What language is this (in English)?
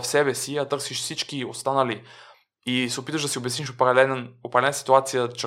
Bulgarian